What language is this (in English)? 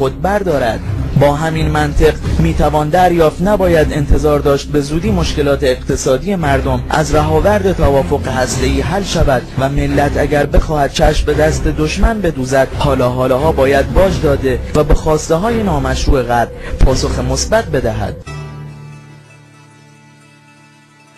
Persian